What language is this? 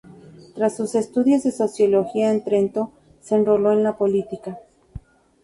Spanish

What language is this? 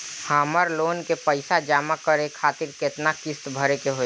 Bhojpuri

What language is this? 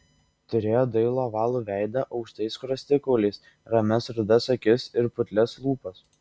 Lithuanian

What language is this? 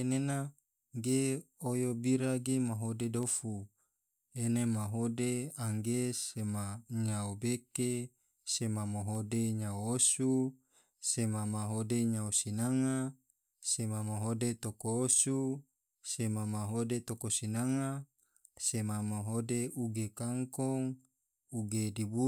Tidore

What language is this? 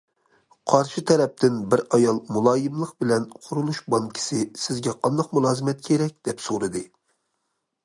Uyghur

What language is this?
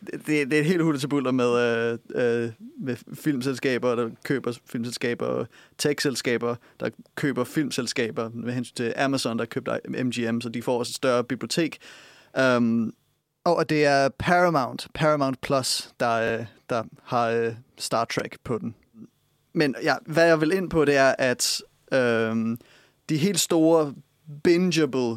Danish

